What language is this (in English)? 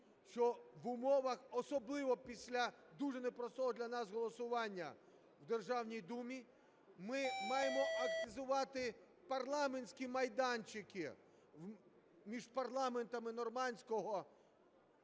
Ukrainian